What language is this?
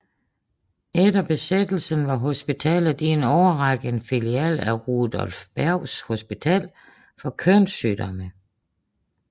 Danish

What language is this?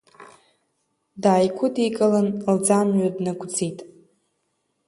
Abkhazian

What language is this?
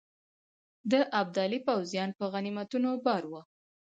Pashto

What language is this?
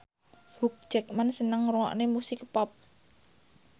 Javanese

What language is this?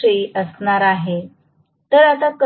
Marathi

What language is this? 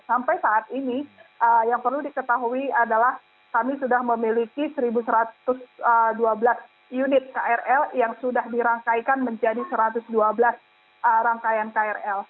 Indonesian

